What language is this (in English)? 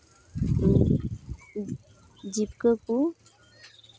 Santali